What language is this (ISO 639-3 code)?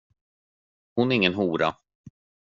swe